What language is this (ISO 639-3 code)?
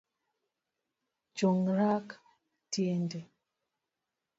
luo